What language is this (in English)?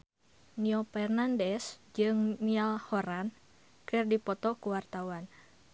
Sundanese